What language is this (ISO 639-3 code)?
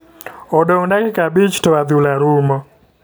luo